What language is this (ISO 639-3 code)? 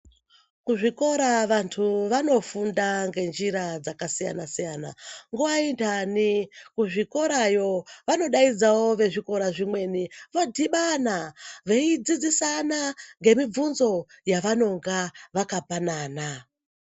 ndc